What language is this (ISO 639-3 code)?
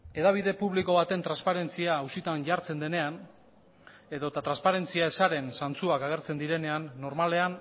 eus